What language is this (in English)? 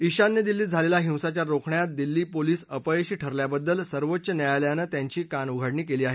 Marathi